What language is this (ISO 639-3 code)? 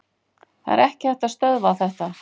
isl